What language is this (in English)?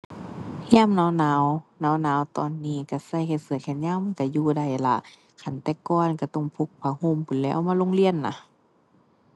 Thai